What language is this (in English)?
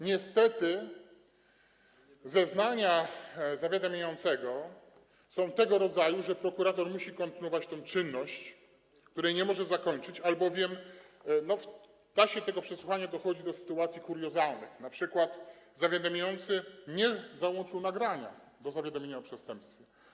Polish